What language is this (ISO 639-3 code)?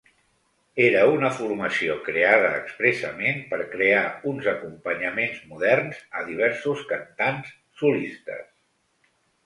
cat